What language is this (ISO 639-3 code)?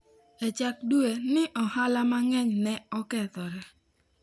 luo